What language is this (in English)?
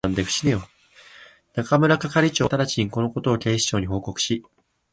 Japanese